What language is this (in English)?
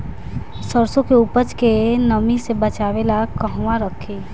Bhojpuri